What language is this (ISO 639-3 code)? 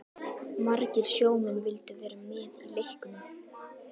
isl